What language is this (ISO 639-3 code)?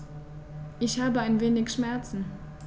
deu